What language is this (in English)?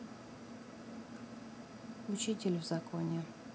Russian